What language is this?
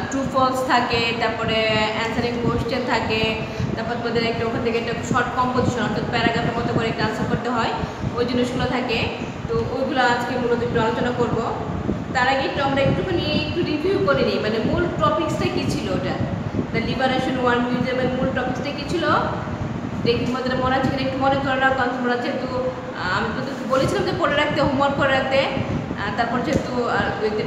Hindi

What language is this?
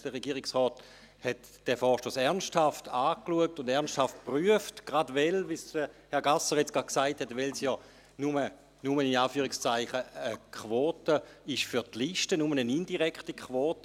Swiss German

